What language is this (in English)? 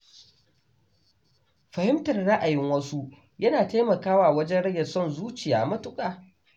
Hausa